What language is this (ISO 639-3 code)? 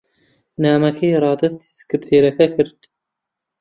ckb